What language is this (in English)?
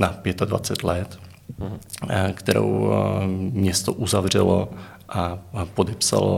Czech